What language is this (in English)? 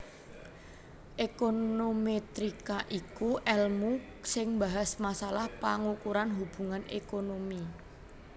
Javanese